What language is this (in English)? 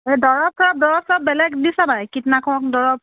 Assamese